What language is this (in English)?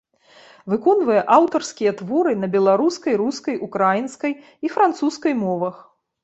Belarusian